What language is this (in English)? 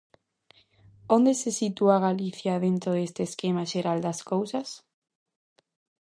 Galician